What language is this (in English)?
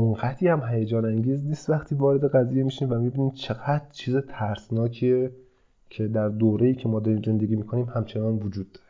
Persian